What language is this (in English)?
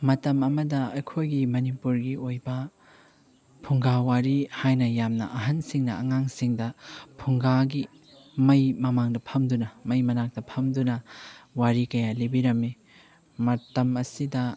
Manipuri